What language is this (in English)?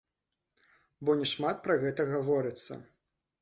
Belarusian